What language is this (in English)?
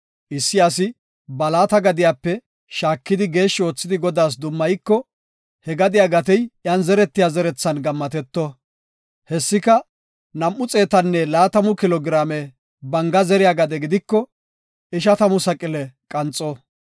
Gofa